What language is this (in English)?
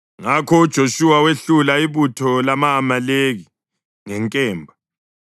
North Ndebele